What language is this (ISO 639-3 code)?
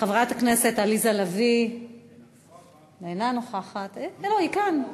heb